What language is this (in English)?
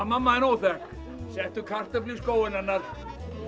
Icelandic